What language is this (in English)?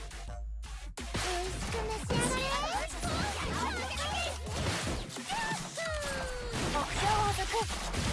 Japanese